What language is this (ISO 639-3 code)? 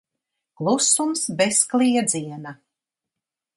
lav